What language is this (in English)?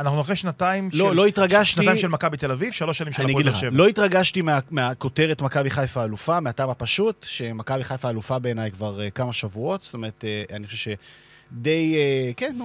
Hebrew